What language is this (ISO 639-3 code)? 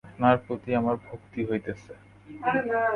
ben